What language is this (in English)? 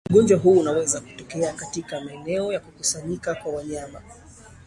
Swahili